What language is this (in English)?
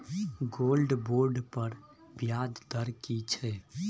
Maithili